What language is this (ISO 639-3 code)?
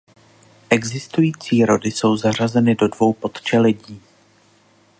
ces